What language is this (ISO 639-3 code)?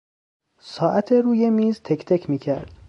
fas